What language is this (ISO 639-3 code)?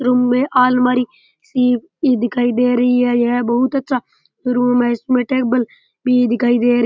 raj